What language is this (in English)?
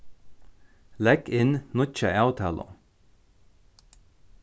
Faroese